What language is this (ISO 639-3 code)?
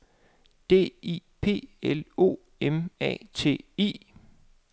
dan